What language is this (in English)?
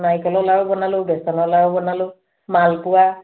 Assamese